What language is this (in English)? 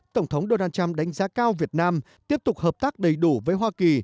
Vietnamese